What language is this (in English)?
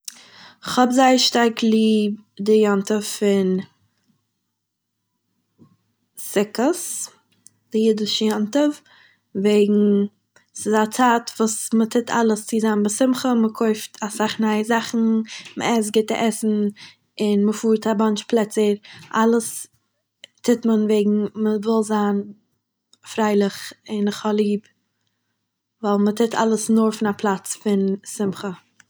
Yiddish